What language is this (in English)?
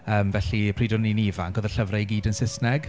Welsh